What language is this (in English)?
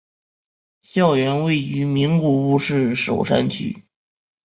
Chinese